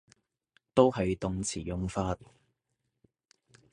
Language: Cantonese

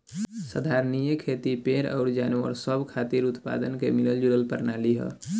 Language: Bhojpuri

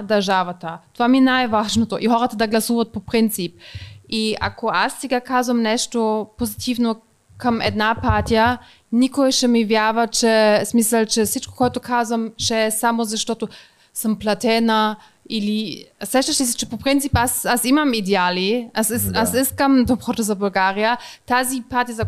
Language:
Bulgarian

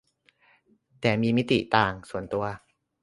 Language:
Thai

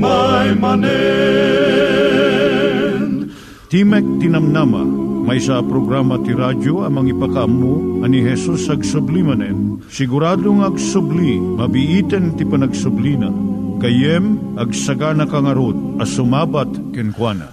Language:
Filipino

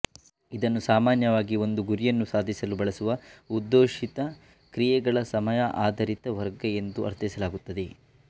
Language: Kannada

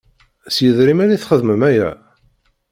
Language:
Kabyle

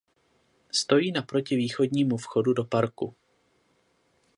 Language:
Czech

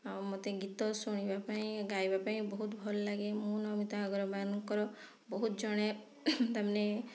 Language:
Odia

